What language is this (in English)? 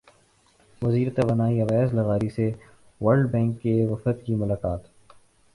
Urdu